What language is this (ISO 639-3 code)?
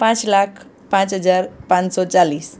guj